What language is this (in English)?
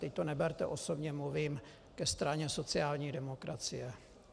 Czech